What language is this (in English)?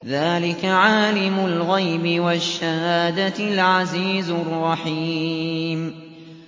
Arabic